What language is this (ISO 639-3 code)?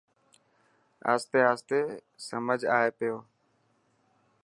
mki